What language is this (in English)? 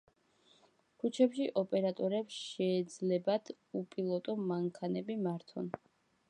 Georgian